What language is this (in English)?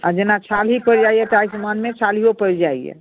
Maithili